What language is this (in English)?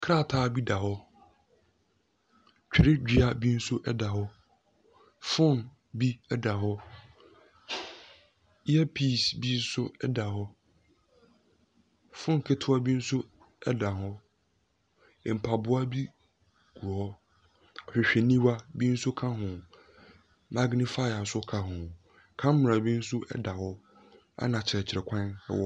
Akan